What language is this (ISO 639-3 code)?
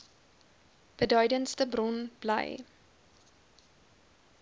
afr